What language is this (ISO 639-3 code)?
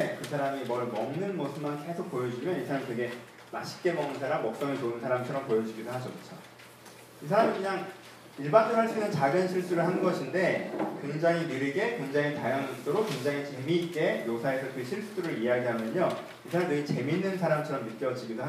kor